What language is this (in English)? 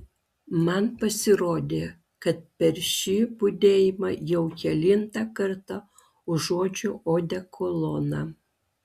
Lithuanian